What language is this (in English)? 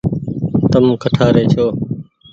Goaria